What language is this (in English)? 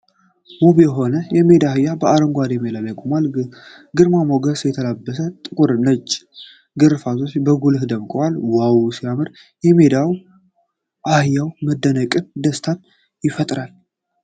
Amharic